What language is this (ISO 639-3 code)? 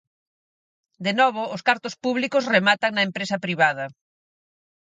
glg